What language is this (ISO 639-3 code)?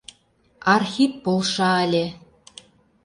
chm